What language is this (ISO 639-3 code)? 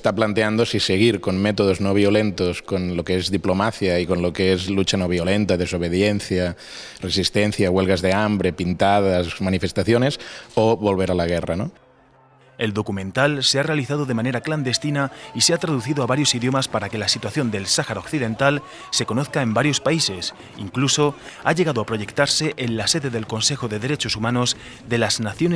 spa